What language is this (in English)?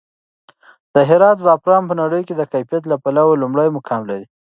Pashto